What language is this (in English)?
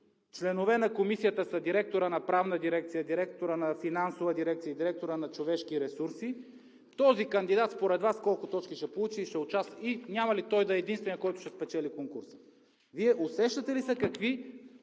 Bulgarian